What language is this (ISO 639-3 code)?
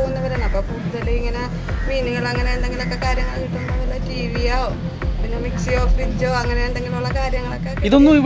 mal